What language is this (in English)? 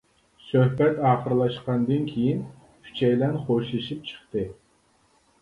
Uyghur